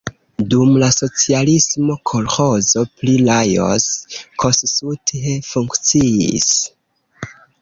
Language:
Esperanto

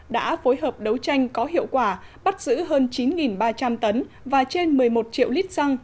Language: Vietnamese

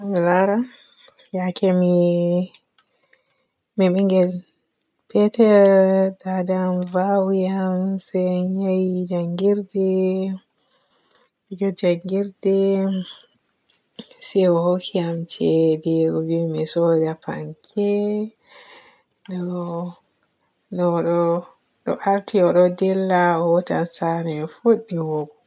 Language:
Borgu Fulfulde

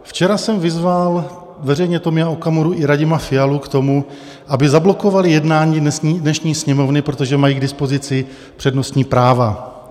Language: Czech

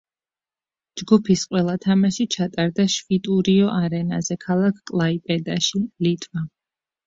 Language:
Georgian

